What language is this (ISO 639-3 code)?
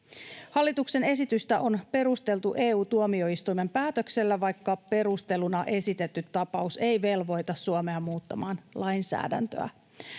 fin